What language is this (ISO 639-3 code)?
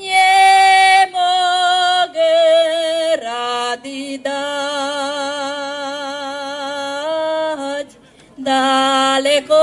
ukr